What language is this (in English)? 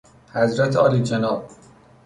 Persian